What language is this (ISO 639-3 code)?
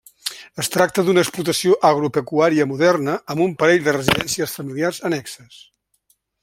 cat